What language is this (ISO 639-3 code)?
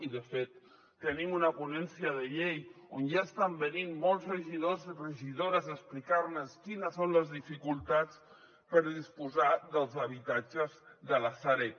cat